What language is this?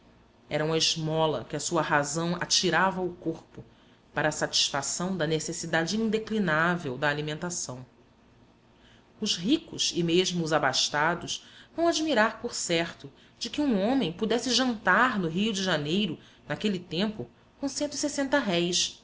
Portuguese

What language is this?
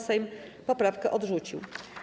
Polish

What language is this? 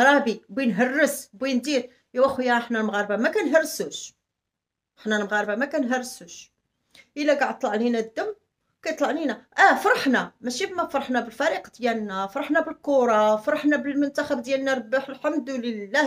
Arabic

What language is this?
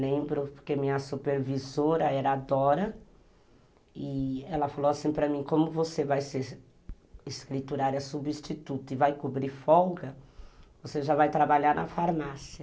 Portuguese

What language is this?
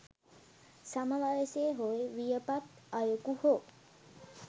Sinhala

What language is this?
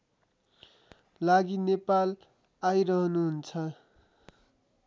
Nepali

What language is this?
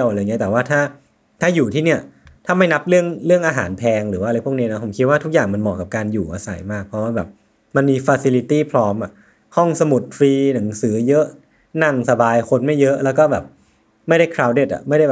Thai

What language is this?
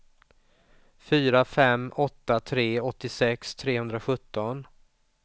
Swedish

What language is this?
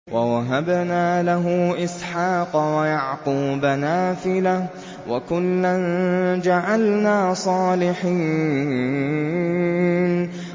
Arabic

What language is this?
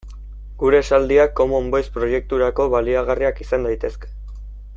Basque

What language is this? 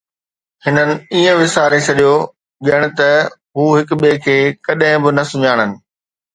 Sindhi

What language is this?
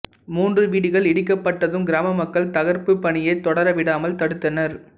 Tamil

